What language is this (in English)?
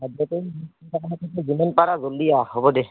Assamese